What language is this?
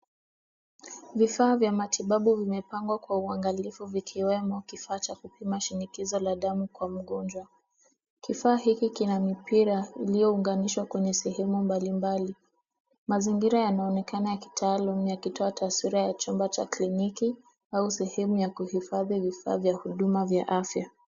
Swahili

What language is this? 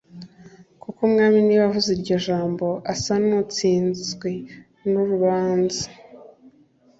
Kinyarwanda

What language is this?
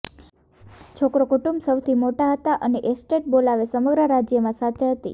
Gujarati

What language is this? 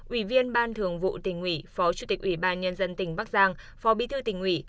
Vietnamese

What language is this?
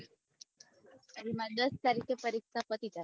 Gujarati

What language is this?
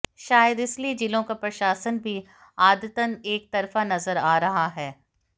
Hindi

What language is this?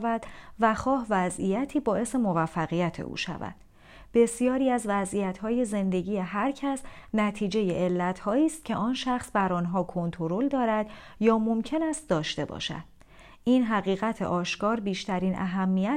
Persian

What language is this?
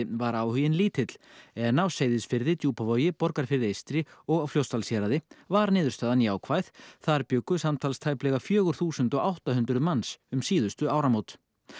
Icelandic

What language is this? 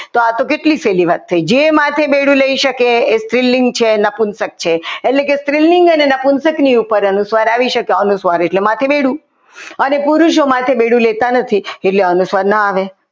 Gujarati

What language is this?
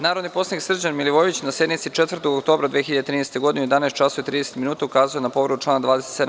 Serbian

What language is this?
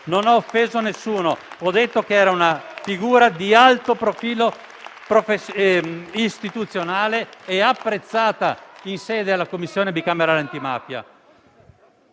Italian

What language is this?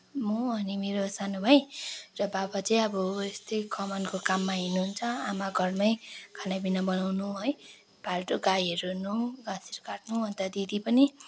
Nepali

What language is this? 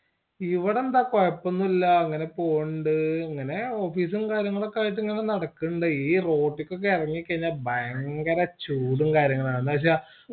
Malayalam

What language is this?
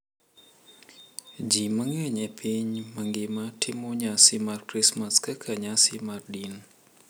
Luo (Kenya and Tanzania)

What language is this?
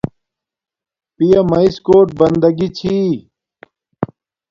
Domaaki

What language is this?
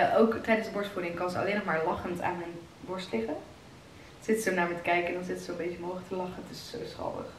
Dutch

